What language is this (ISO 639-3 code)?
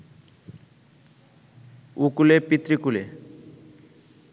ben